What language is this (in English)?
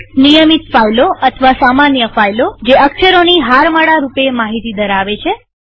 Gujarati